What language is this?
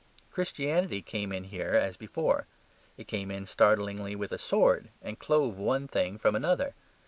English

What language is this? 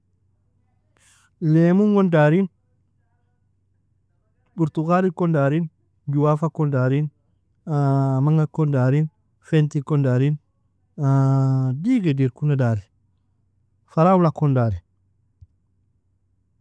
Nobiin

